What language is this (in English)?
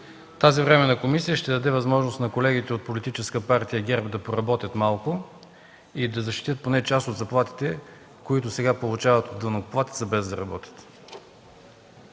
Bulgarian